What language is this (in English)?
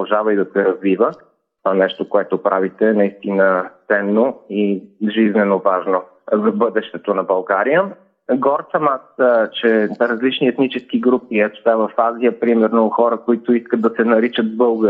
Bulgarian